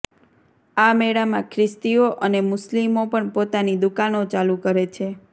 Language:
Gujarati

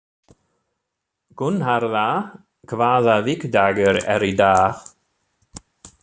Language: Icelandic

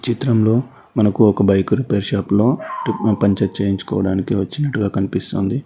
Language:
Telugu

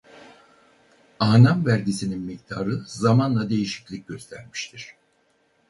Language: Turkish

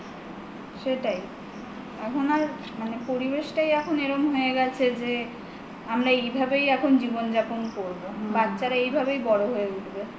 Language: Bangla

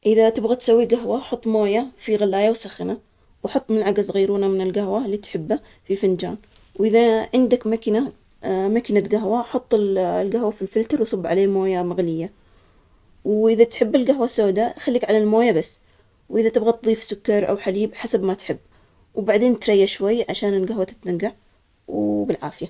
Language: Omani Arabic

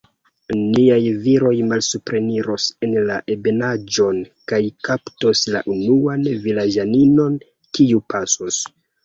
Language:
Esperanto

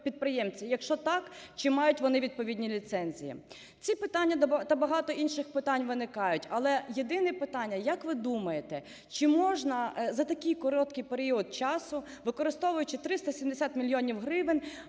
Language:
Ukrainian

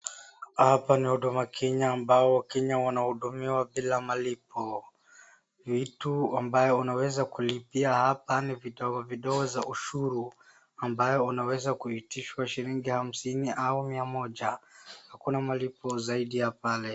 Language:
Swahili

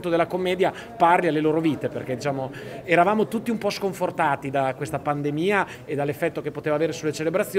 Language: Italian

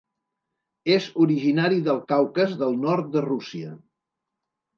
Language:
Catalan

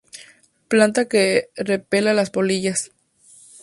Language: Spanish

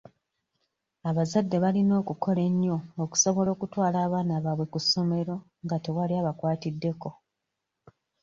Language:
Ganda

